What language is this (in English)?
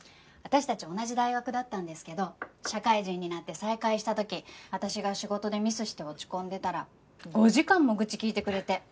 Japanese